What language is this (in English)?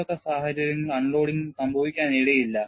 Malayalam